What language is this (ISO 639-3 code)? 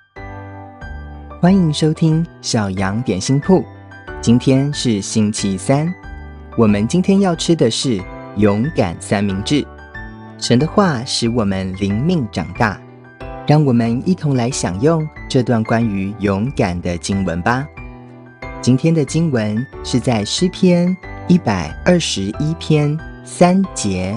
zho